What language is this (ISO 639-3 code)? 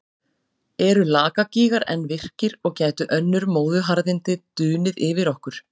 isl